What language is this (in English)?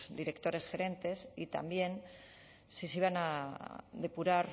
Spanish